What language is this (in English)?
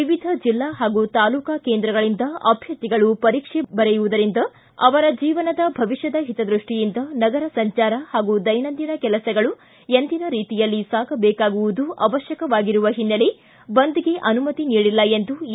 Kannada